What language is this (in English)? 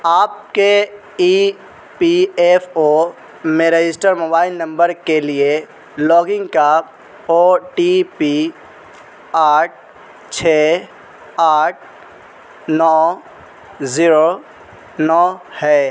Urdu